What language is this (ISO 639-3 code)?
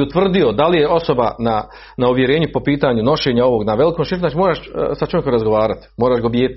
hrv